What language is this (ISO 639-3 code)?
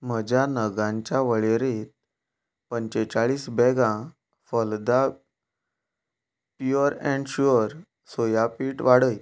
kok